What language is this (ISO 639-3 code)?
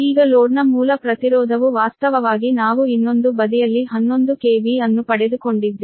kan